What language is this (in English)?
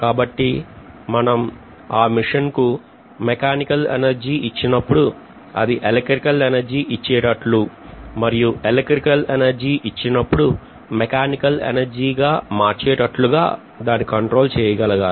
Telugu